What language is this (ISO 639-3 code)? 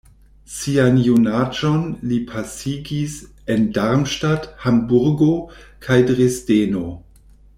epo